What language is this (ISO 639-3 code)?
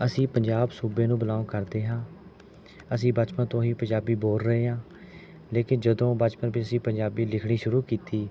pan